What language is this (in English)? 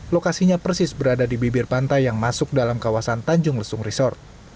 Indonesian